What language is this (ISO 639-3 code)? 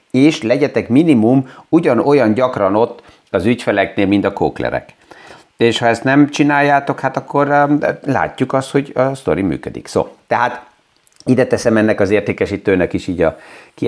hun